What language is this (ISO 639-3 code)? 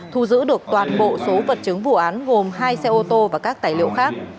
vie